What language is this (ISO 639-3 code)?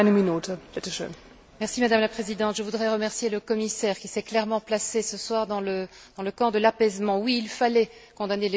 fra